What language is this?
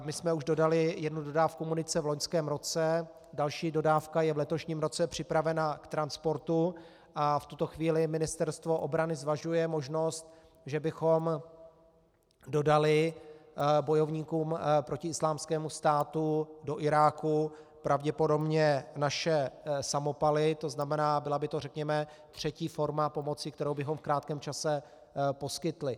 Czech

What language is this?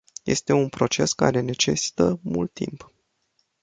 Romanian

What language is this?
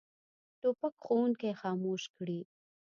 Pashto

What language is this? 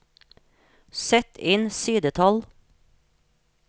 Norwegian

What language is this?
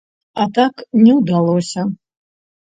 Belarusian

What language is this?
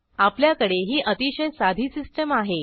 Marathi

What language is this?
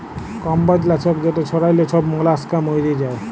Bangla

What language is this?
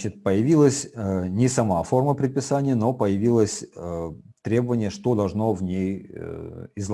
Russian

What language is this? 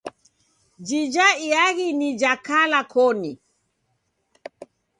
Taita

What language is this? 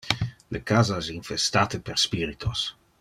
Interlingua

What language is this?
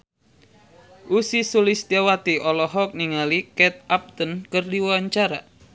Sundanese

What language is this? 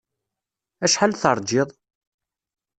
Kabyle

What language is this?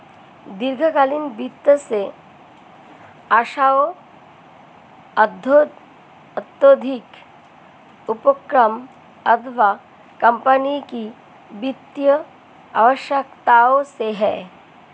Hindi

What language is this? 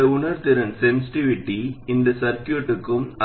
Tamil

